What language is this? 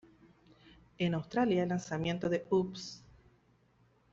Spanish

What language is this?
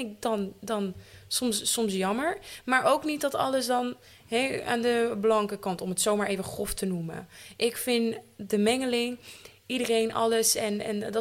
Dutch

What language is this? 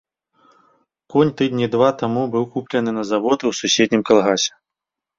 Belarusian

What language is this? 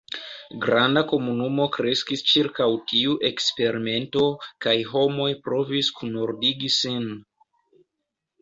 Esperanto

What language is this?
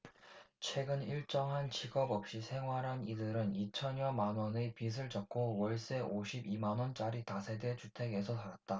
Korean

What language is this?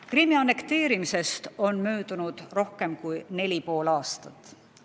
Estonian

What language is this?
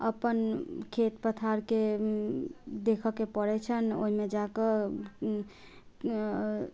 Maithili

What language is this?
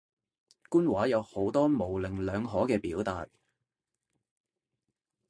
Cantonese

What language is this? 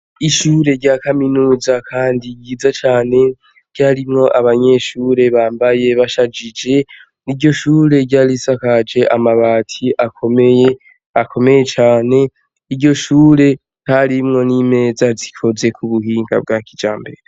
Rundi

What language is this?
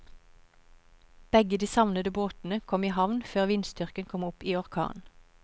Norwegian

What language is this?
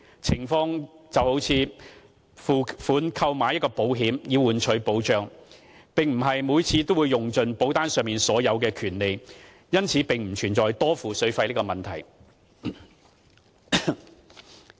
Cantonese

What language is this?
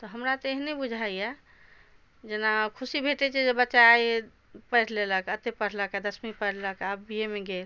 Maithili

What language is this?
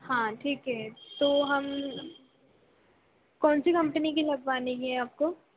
Hindi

